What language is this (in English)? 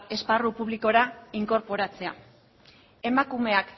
Basque